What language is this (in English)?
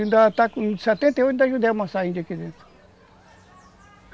Portuguese